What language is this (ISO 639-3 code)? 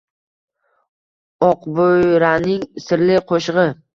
uzb